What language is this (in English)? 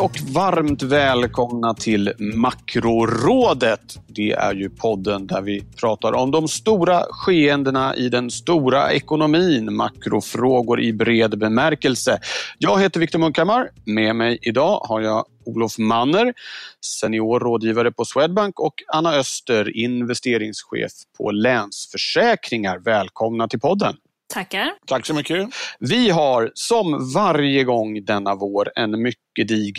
Swedish